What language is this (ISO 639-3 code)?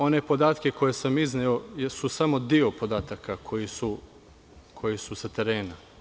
srp